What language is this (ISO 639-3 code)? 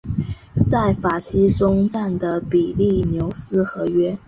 zho